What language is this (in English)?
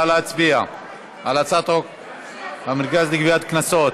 Hebrew